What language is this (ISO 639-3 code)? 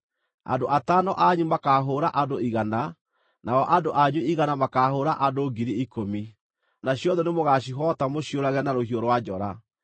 kik